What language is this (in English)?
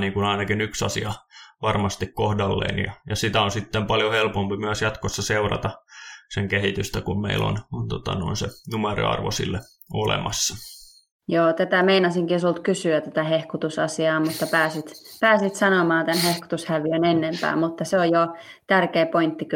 Finnish